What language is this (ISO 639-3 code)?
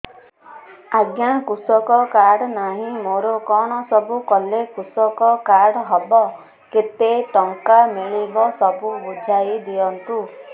ori